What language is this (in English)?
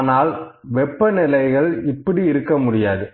Tamil